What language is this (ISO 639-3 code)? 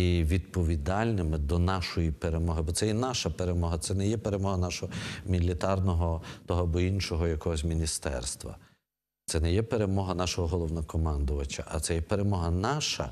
ukr